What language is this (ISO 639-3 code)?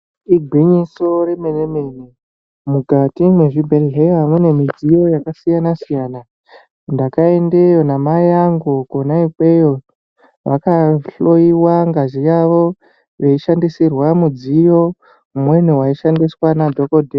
ndc